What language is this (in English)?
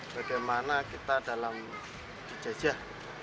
Indonesian